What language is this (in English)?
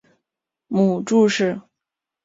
Chinese